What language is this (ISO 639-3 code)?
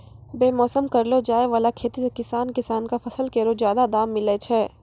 mai